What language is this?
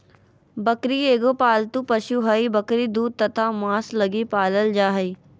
Magahi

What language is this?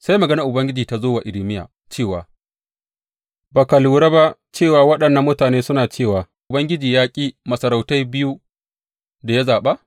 Hausa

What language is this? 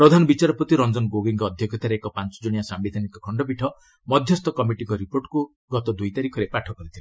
Odia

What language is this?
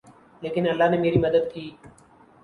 Urdu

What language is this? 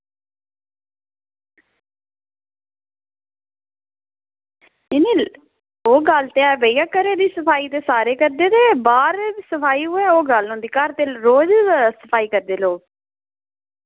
Dogri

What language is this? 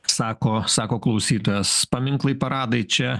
Lithuanian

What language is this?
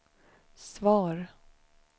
Swedish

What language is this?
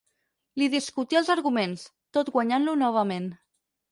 Catalan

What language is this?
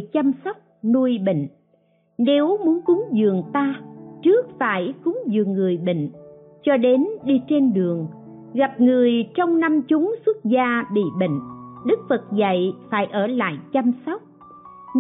Vietnamese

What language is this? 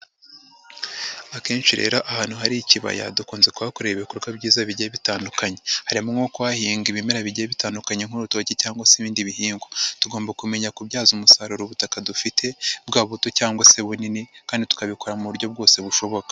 Kinyarwanda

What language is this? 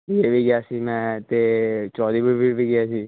Punjabi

